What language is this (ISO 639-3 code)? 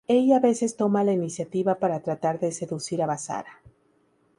spa